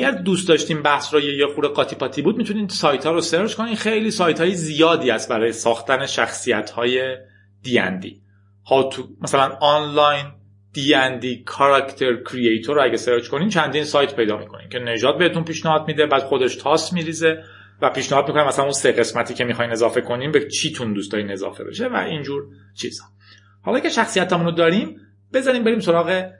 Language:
Persian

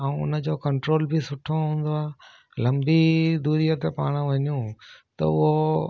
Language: Sindhi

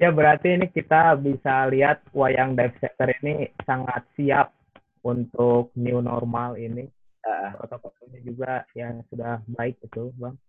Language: Indonesian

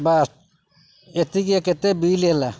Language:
Odia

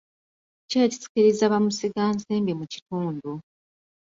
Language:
Ganda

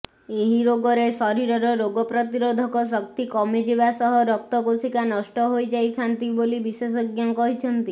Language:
Odia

